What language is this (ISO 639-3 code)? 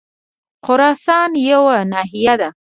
pus